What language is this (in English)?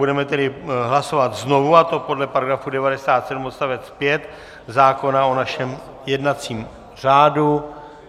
Czech